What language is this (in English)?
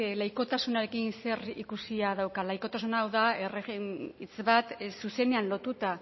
Basque